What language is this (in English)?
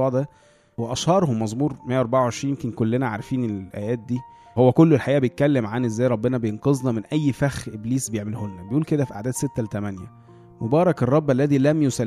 Arabic